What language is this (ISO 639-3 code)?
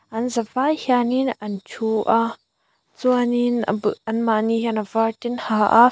lus